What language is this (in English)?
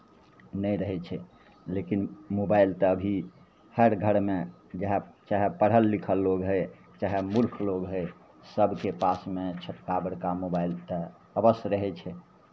Maithili